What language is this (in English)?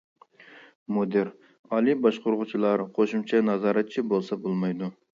Uyghur